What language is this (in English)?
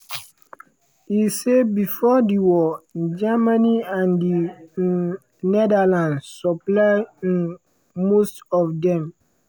Nigerian Pidgin